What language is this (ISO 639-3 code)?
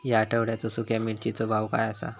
mar